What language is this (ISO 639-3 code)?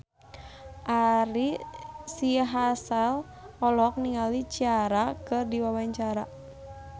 sun